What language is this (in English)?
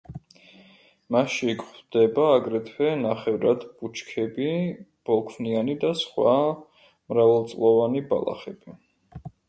Georgian